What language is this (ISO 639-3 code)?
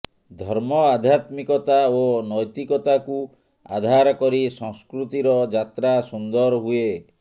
ori